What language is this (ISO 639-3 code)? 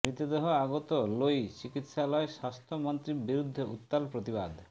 ben